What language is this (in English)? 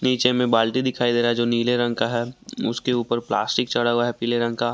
Hindi